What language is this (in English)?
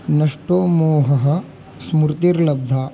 Sanskrit